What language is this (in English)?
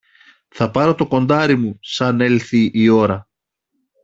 Greek